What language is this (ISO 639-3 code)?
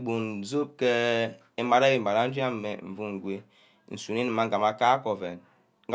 byc